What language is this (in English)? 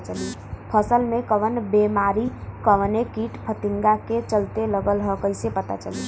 Bhojpuri